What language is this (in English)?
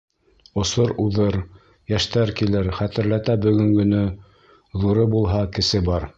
Bashkir